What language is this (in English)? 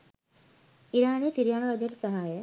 Sinhala